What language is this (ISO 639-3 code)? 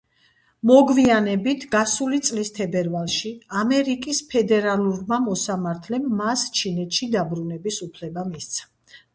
kat